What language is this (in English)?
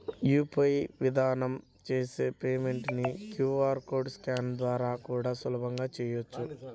Telugu